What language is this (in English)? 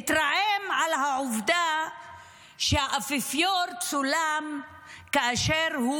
Hebrew